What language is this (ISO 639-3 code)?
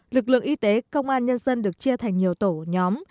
vie